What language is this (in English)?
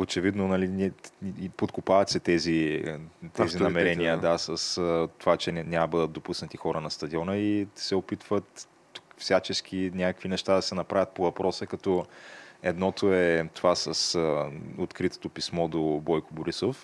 Bulgarian